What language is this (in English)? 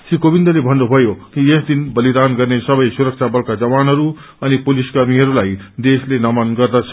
Nepali